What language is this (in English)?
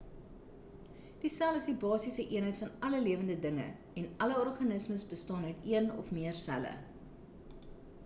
Afrikaans